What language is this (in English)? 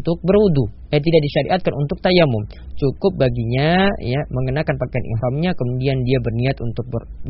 Malay